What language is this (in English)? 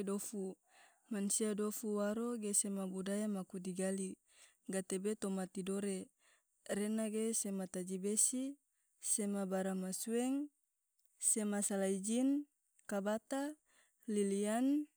Tidore